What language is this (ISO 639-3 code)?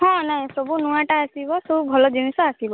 ori